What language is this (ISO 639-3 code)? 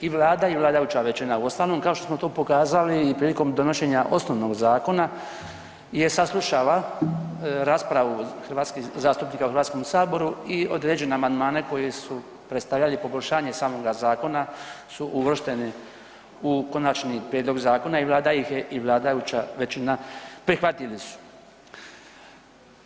hrv